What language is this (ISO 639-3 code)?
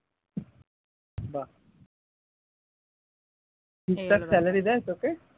ben